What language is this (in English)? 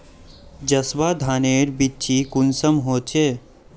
Magahi